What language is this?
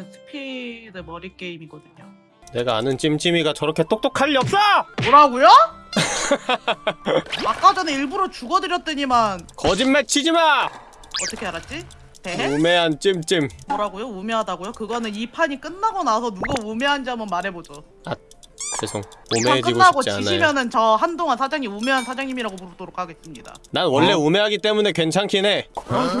Korean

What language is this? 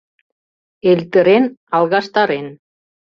Mari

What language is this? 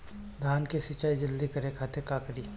Bhojpuri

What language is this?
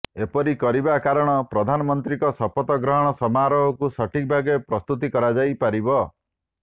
Odia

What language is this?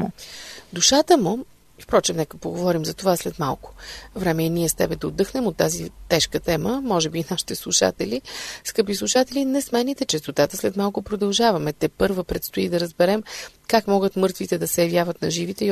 Bulgarian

